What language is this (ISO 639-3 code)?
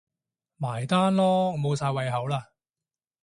yue